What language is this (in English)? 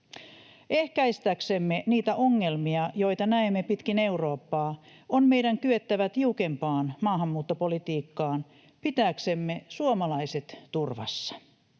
Finnish